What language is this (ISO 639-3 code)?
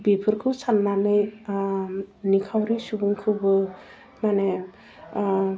brx